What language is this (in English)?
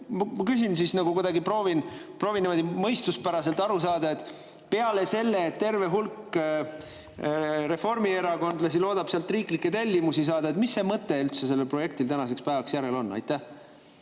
Estonian